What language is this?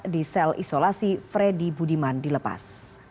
Indonesian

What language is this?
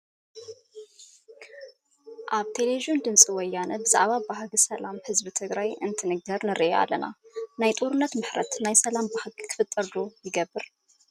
Tigrinya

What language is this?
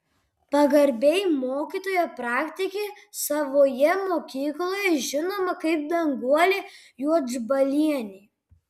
Lithuanian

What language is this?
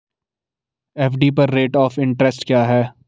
Hindi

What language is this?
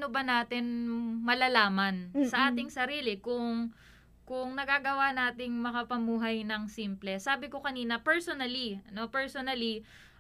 Filipino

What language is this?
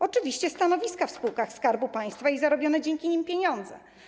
Polish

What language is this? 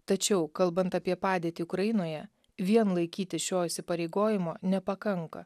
Lithuanian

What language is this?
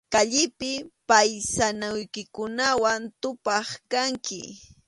Arequipa-La Unión Quechua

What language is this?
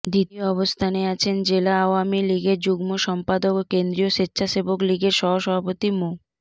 Bangla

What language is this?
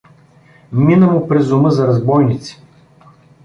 Bulgarian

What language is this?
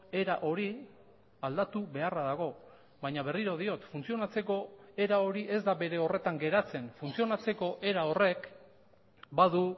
Basque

